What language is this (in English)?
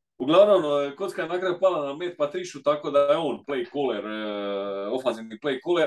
Croatian